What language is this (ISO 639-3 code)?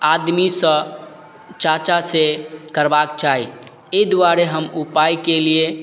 mai